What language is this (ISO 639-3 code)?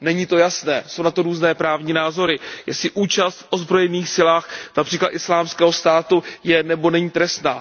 ces